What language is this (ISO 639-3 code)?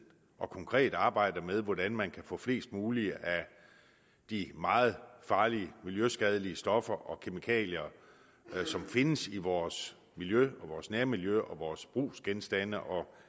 dan